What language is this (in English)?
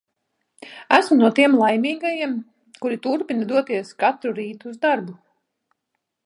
Latvian